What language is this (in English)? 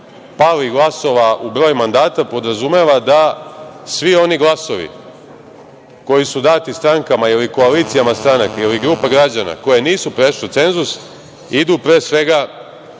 Serbian